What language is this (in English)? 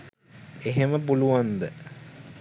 Sinhala